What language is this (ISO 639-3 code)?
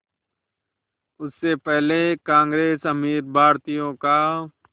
hin